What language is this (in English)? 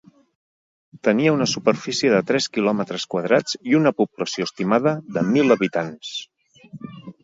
Catalan